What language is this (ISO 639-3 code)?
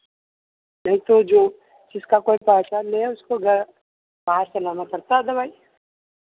hin